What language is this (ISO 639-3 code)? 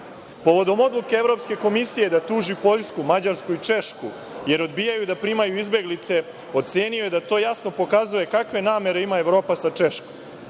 srp